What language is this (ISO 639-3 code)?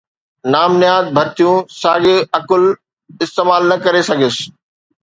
snd